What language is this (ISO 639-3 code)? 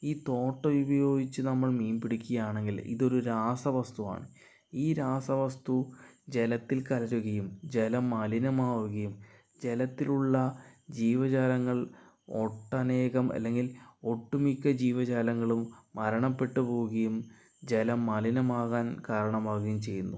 mal